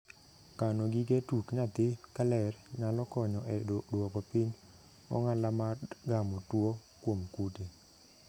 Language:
Luo (Kenya and Tanzania)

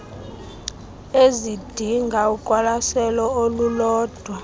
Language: Xhosa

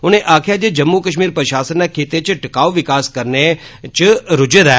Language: Dogri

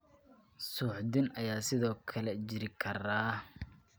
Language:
Somali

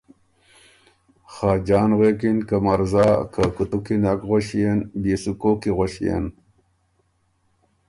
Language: Ormuri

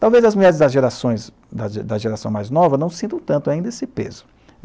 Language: Portuguese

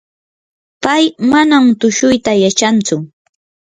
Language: Yanahuanca Pasco Quechua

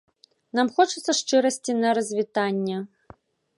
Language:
Belarusian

